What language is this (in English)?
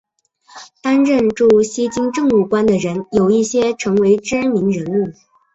Chinese